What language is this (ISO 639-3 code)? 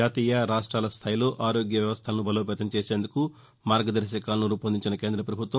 tel